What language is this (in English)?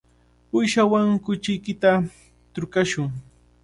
Cajatambo North Lima Quechua